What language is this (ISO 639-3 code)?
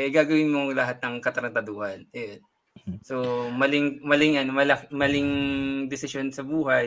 fil